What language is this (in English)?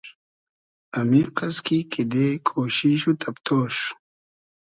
Hazaragi